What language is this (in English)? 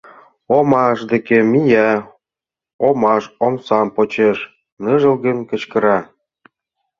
Mari